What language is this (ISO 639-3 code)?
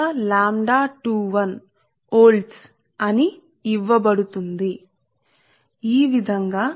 tel